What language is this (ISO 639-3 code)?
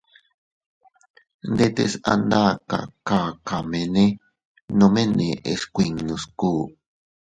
cut